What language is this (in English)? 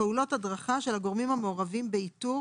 Hebrew